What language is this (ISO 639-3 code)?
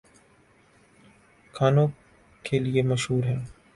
urd